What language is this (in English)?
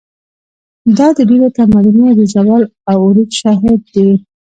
Pashto